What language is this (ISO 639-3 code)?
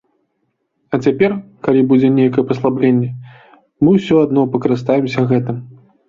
bel